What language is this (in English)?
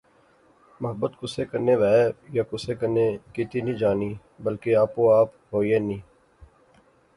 Pahari-Potwari